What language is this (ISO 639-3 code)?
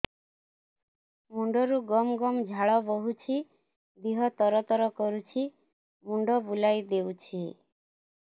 ori